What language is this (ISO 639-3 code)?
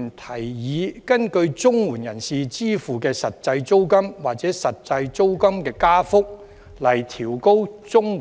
yue